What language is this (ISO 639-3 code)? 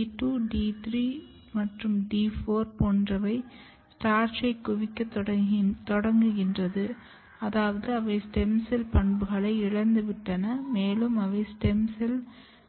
tam